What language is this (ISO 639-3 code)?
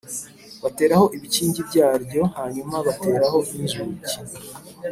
kin